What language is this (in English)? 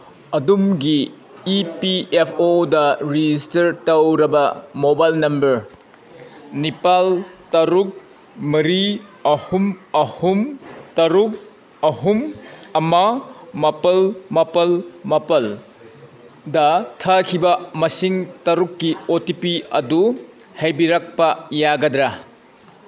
Manipuri